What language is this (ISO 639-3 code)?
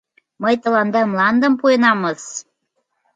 chm